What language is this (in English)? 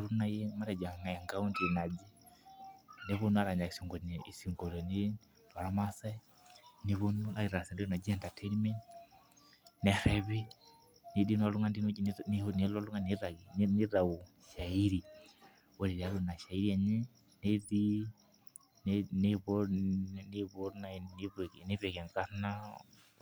Masai